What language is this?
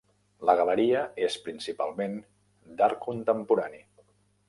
Catalan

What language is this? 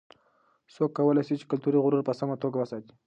Pashto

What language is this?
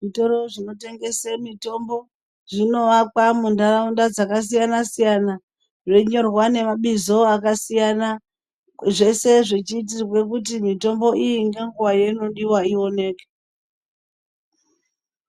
Ndau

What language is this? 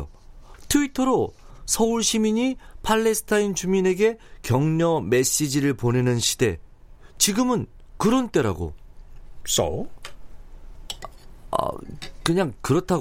Korean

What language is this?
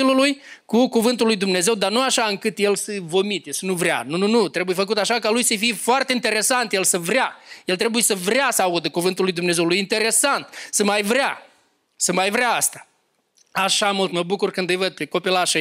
Romanian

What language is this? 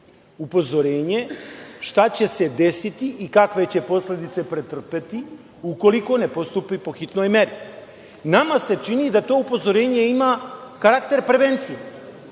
Serbian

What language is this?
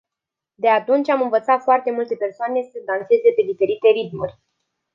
Romanian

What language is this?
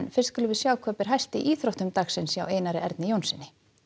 Icelandic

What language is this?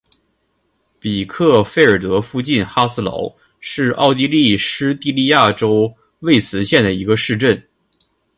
Chinese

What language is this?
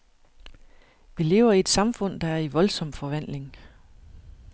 Danish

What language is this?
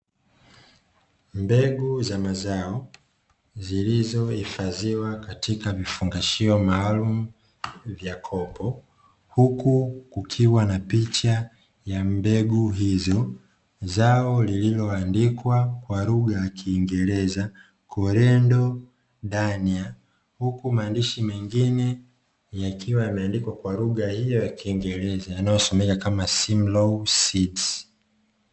Swahili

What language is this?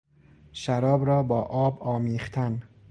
Persian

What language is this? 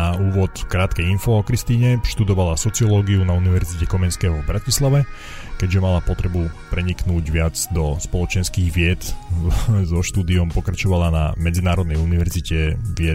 Slovak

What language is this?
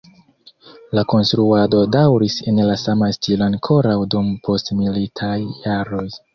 Esperanto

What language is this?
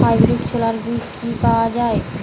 Bangla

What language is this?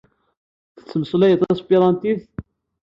Kabyle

